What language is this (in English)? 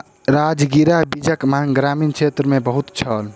Maithili